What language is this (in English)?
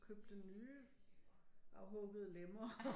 Danish